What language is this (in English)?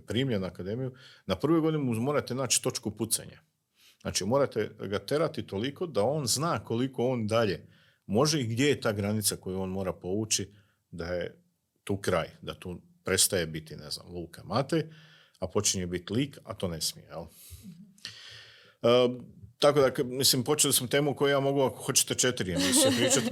Croatian